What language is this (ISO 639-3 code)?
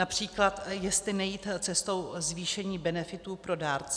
ces